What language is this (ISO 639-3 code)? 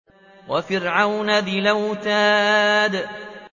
ara